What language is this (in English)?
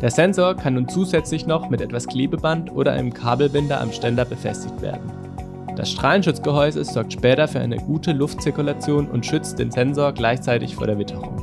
German